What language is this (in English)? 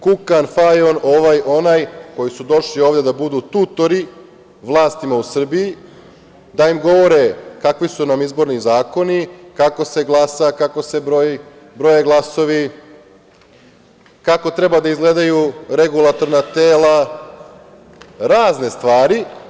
Serbian